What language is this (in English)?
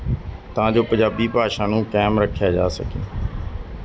Punjabi